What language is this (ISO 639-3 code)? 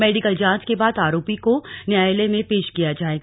hin